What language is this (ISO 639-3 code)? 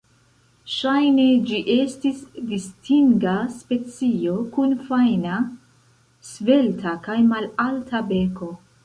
epo